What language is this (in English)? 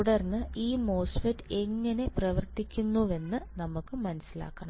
Malayalam